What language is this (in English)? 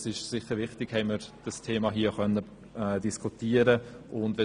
Swiss German